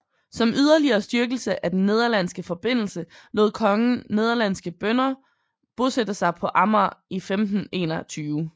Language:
Danish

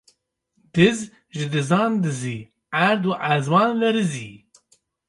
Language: Kurdish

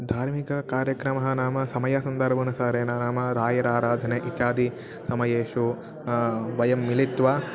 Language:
Sanskrit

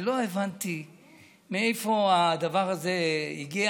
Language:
Hebrew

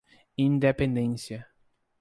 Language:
Portuguese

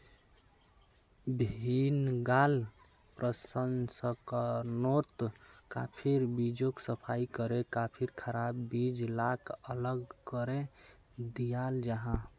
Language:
Magahi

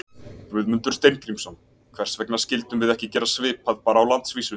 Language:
Icelandic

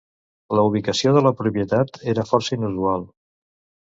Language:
Catalan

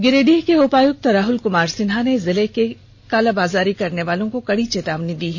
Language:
Hindi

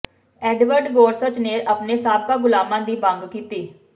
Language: Punjabi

